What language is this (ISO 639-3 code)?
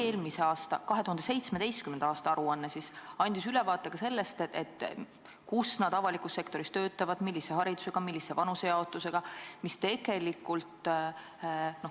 est